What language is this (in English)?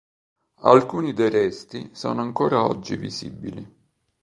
Italian